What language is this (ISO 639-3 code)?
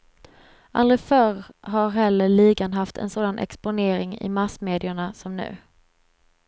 swe